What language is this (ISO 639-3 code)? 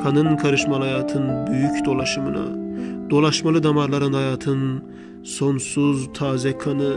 tur